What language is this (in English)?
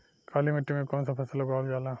Bhojpuri